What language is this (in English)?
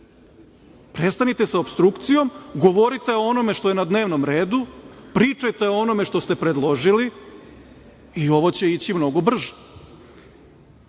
Serbian